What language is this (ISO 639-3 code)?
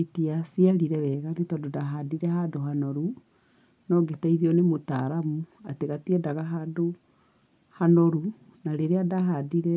kik